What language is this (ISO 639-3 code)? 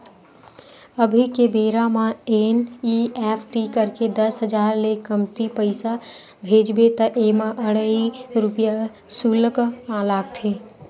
hne